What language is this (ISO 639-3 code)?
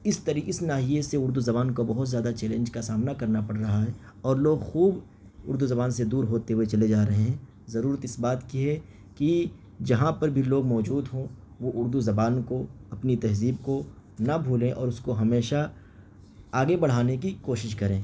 urd